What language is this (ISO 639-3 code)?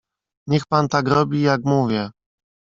pol